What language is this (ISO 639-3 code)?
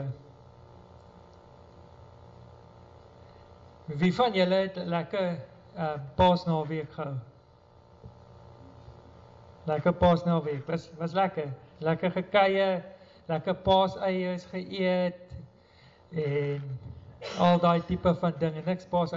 nld